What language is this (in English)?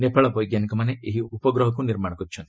Odia